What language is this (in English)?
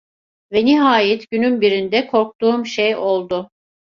Turkish